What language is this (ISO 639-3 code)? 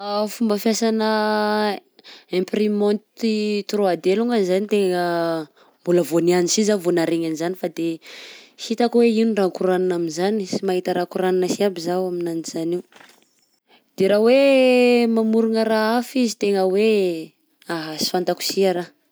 bzc